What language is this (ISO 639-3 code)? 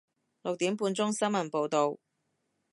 yue